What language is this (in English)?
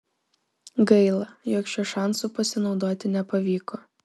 Lithuanian